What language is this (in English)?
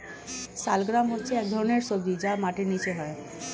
Bangla